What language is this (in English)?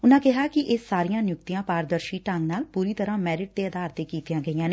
Punjabi